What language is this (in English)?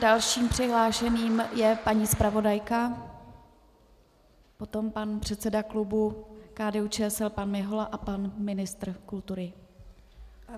Czech